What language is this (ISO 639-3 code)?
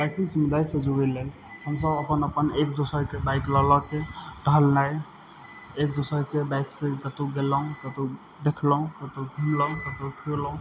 mai